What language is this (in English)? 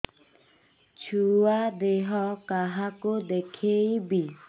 Odia